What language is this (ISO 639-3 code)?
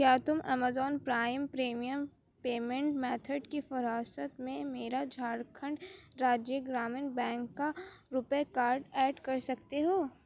urd